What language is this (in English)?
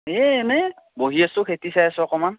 Assamese